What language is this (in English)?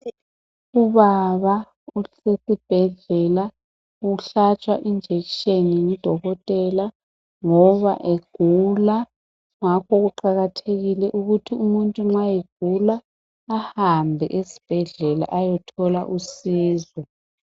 North Ndebele